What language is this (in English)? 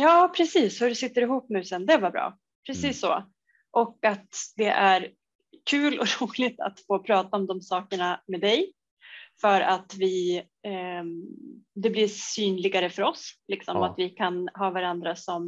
Swedish